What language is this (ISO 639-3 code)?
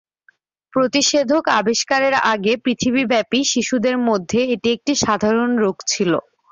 ben